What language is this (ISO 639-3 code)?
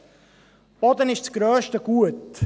gsw